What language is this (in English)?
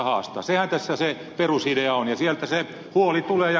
Finnish